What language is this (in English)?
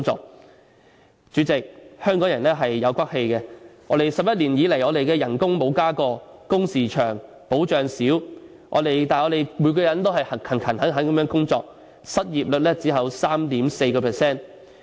Cantonese